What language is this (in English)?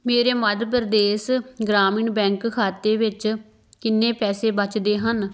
Punjabi